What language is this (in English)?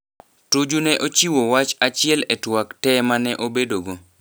Luo (Kenya and Tanzania)